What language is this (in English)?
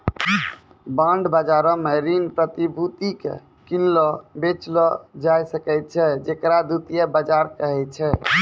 Maithili